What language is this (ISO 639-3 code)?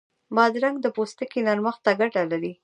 pus